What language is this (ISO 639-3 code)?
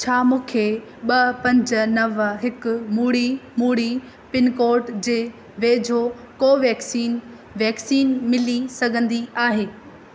snd